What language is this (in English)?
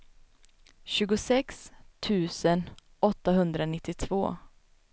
Swedish